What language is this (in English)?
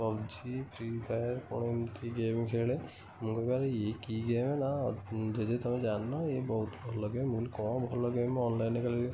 Odia